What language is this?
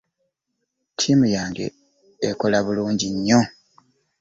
Ganda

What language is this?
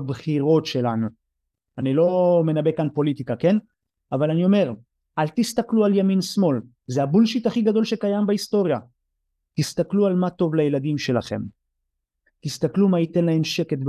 Hebrew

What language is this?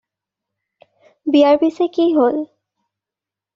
Assamese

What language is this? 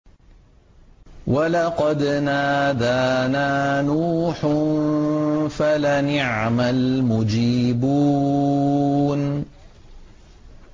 Arabic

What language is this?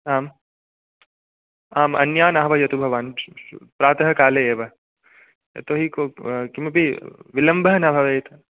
Sanskrit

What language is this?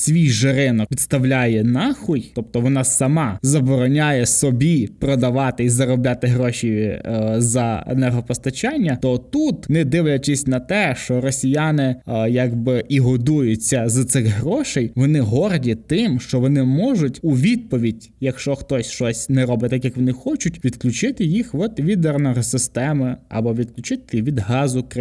Ukrainian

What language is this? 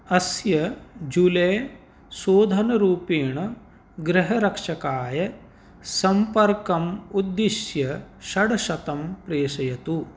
Sanskrit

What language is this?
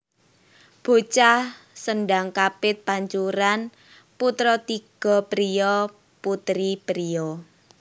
Javanese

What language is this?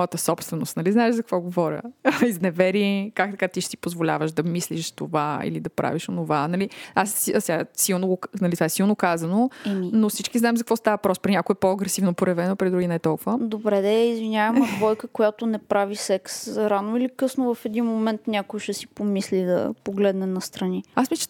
Bulgarian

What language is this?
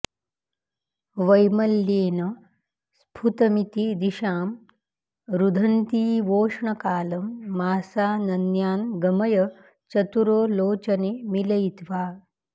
Sanskrit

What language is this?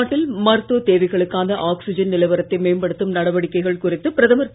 Tamil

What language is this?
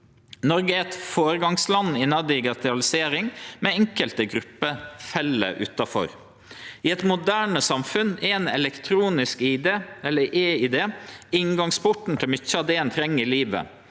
Norwegian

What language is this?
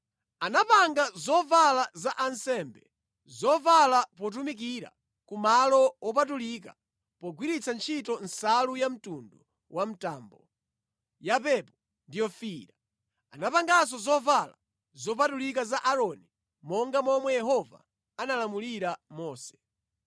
Nyanja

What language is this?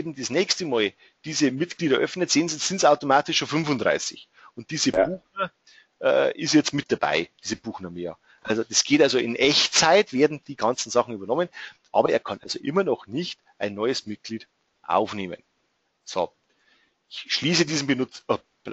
German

